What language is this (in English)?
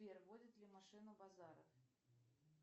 Russian